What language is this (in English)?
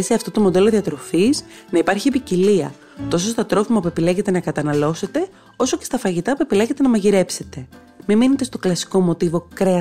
Greek